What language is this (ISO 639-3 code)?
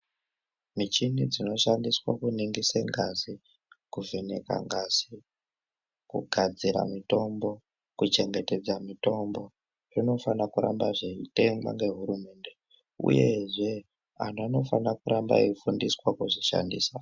ndc